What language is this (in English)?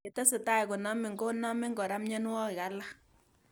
Kalenjin